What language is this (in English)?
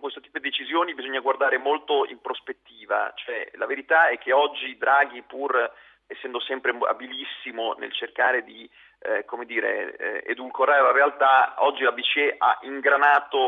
Italian